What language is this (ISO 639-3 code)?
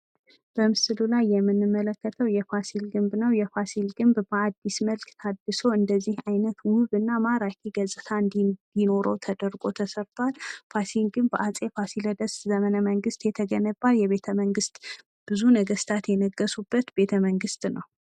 amh